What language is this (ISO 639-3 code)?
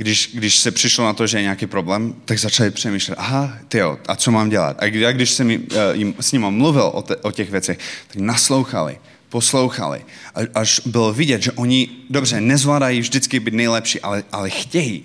ces